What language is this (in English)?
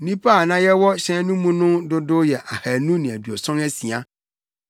Akan